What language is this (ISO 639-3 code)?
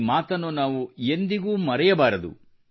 kan